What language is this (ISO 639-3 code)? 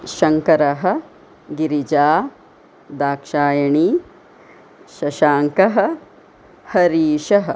san